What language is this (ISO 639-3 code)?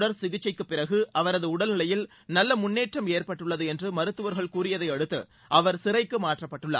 tam